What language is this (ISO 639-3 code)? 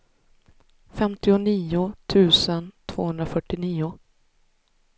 swe